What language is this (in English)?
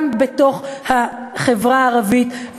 Hebrew